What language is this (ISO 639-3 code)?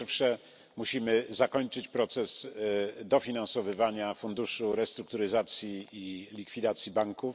pol